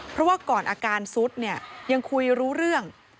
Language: Thai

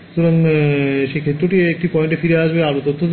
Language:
Bangla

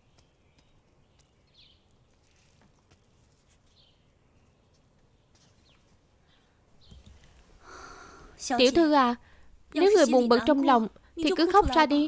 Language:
Vietnamese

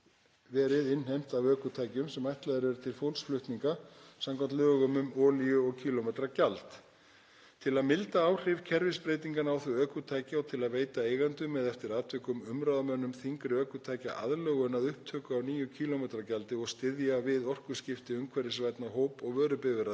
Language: Icelandic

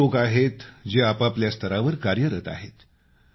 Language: Marathi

